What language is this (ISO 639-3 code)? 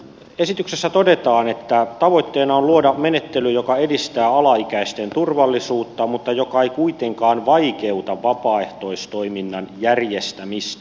fin